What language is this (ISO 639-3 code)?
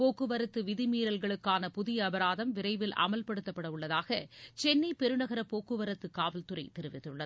tam